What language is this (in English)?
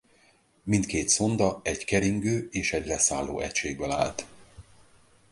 Hungarian